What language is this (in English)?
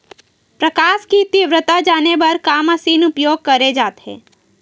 Chhattisgarhi